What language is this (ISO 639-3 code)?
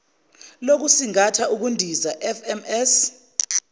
zul